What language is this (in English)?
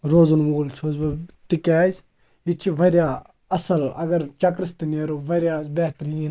Kashmiri